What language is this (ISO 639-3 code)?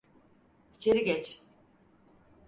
tur